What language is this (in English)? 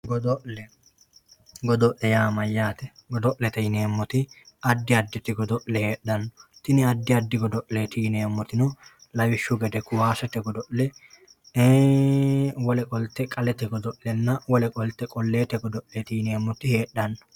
Sidamo